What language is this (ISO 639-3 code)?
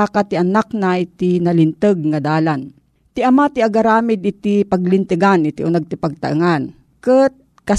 fil